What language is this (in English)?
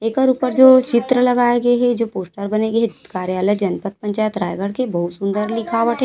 Chhattisgarhi